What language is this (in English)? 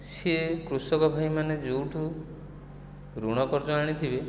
Odia